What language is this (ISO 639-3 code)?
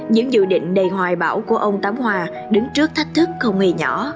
vie